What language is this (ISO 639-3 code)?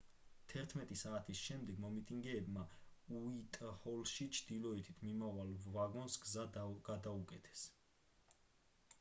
kat